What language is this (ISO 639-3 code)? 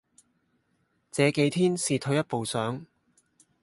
yue